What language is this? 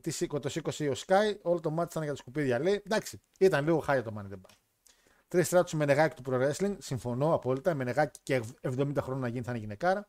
Greek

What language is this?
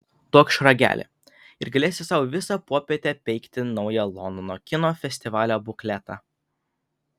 Lithuanian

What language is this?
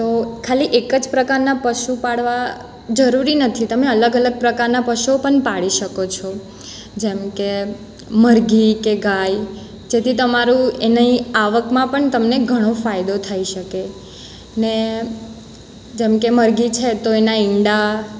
Gujarati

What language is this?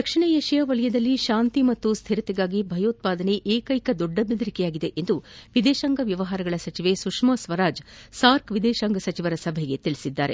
Kannada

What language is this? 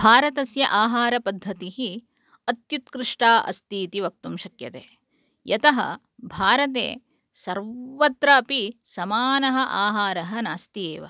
Sanskrit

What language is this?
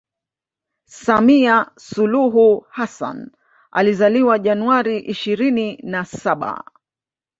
Swahili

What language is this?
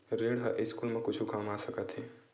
Chhattisgarhi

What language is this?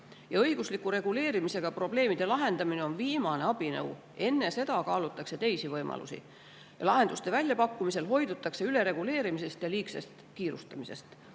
Estonian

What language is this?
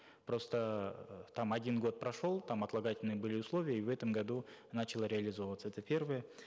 Kazakh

